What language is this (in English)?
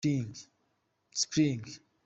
Kinyarwanda